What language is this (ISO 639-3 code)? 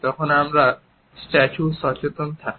ben